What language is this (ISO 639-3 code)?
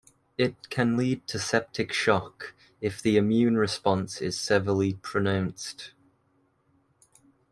eng